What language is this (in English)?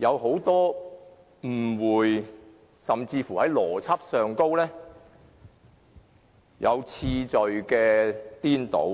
Cantonese